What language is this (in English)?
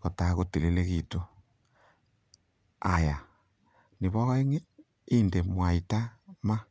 Kalenjin